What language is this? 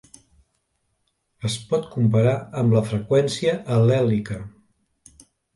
Catalan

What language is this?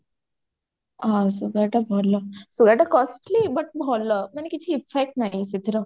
Odia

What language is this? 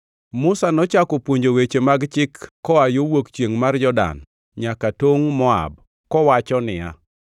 Luo (Kenya and Tanzania)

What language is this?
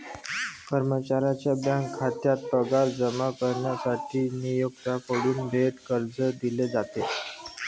Marathi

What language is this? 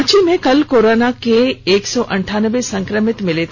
Hindi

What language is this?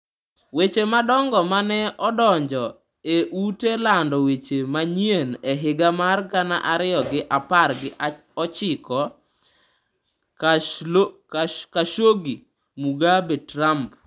Luo (Kenya and Tanzania)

